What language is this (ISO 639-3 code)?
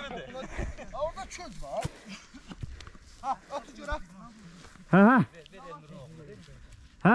tur